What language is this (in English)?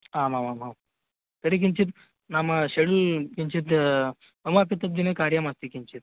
Sanskrit